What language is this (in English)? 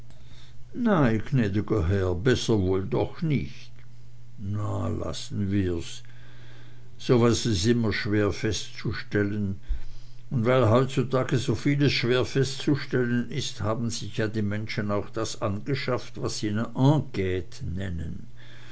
German